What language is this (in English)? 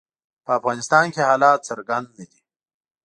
Pashto